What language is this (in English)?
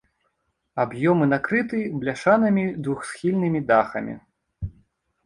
Belarusian